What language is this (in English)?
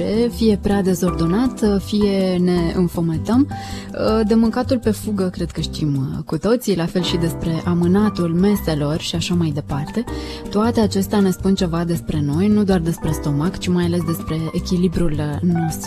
Romanian